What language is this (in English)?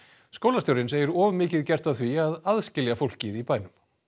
Icelandic